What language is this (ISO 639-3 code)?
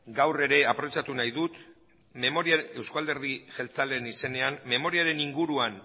eus